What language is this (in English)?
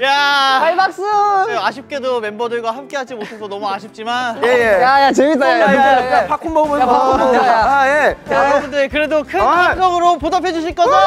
Korean